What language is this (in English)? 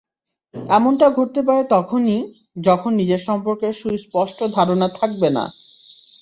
Bangla